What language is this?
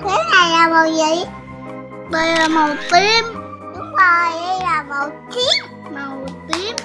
Vietnamese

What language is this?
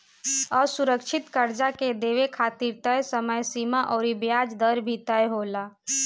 Bhojpuri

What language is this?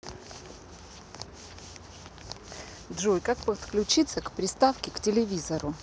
Russian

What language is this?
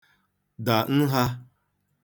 Igbo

